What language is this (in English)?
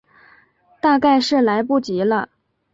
Chinese